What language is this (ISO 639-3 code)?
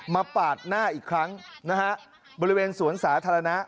tha